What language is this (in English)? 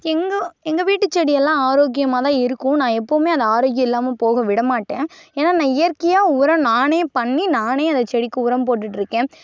Tamil